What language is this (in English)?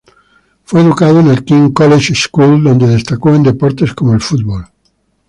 Spanish